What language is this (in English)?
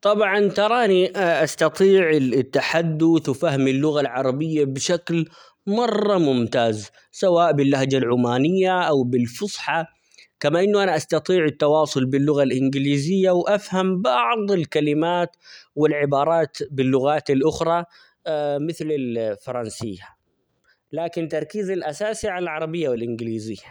Omani Arabic